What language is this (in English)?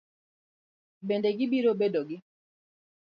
Luo (Kenya and Tanzania)